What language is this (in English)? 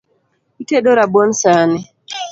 Luo (Kenya and Tanzania)